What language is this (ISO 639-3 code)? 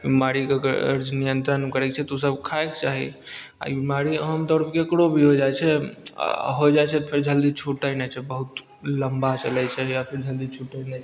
mai